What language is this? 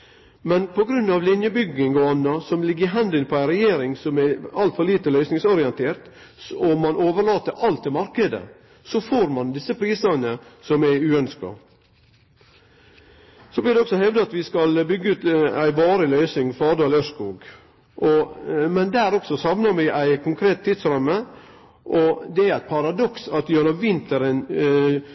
Norwegian Nynorsk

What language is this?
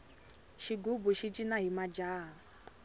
Tsonga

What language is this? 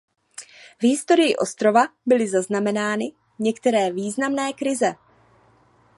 Czech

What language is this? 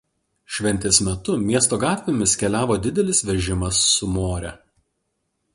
Lithuanian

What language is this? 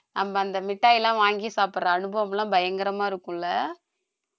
Tamil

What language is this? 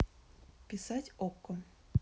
Russian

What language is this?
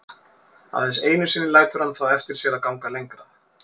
Icelandic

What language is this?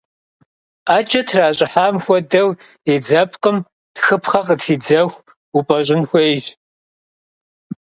Kabardian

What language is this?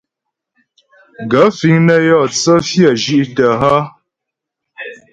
Ghomala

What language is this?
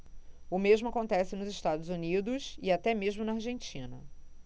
Portuguese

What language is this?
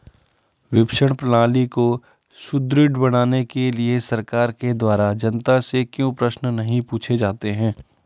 Hindi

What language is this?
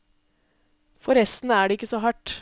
Norwegian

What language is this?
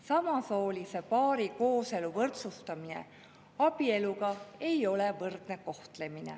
Estonian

